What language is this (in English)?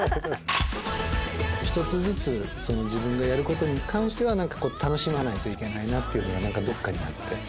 Japanese